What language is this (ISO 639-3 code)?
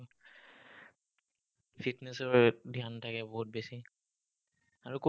asm